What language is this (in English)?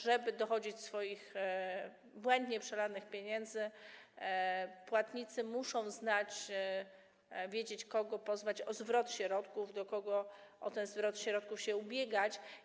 Polish